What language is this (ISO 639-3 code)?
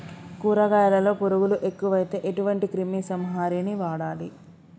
tel